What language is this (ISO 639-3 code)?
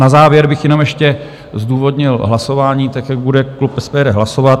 ces